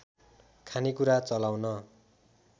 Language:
Nepali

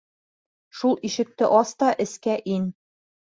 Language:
Bashkir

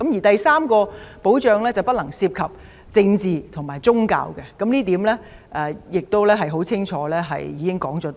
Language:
Cantonese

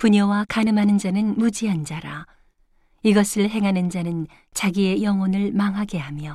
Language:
Korean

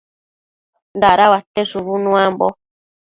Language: Matsés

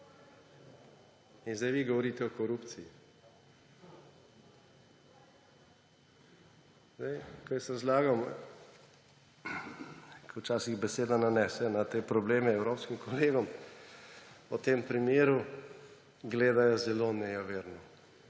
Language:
Slovenian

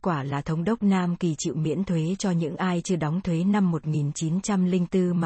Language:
Vietnamese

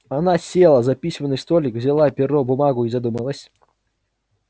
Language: Russian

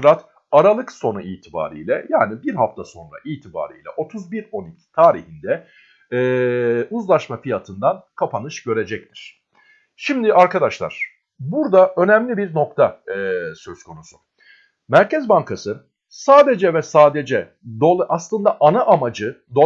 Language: Turkish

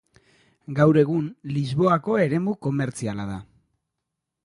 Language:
Basque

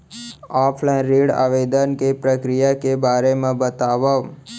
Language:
Chhattisgarhi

